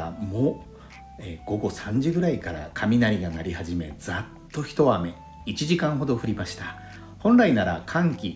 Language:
Japanese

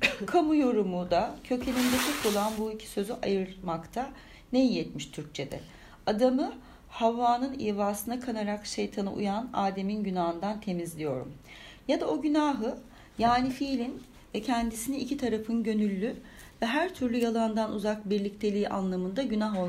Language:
Turkish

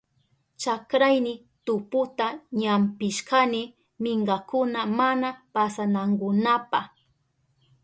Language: Southern Pastaza Quechua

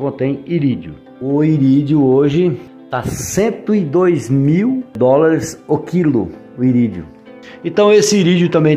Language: Portuguese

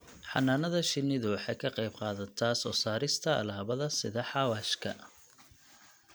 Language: Somali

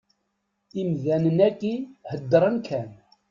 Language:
Kabyle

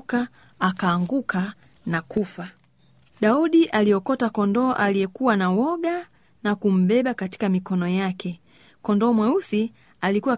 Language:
Swahili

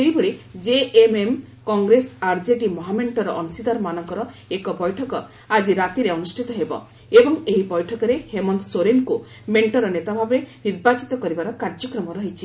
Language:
Odia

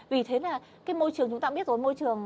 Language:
Vietnamese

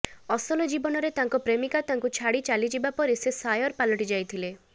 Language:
Odia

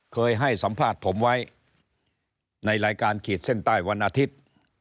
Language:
Thai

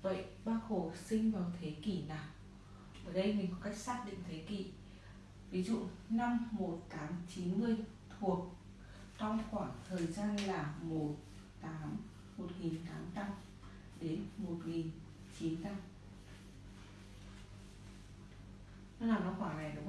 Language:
Vietnamese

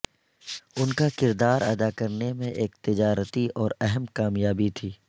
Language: Urdu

